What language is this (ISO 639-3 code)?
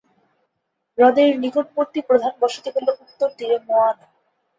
ben